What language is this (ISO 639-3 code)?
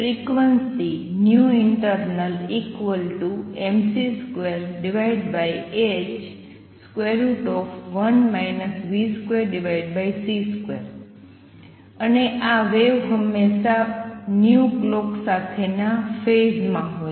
guj